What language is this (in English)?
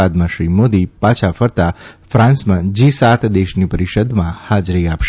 Gujarati